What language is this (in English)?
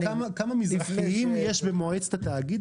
Hebrew